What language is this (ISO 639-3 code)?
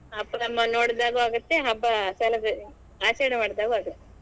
kan